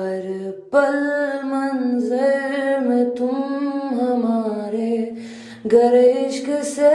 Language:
Urdu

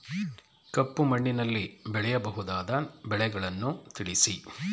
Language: Kannada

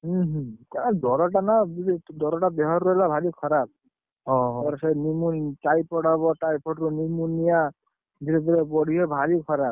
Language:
Odia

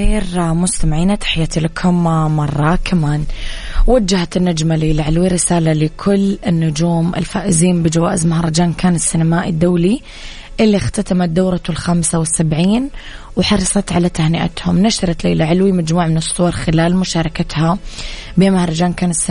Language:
Arabic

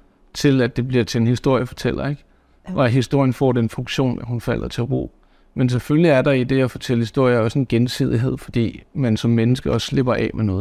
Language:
Danish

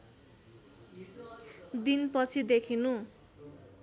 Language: Nepali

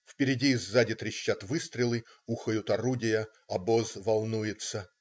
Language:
Russian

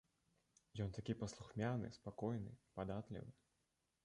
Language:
Belarusian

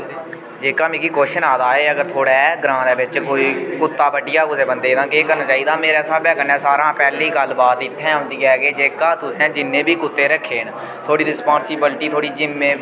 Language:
Dogri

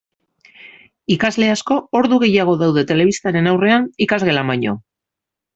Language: Basque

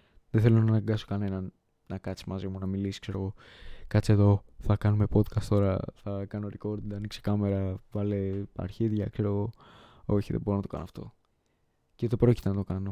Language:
Greek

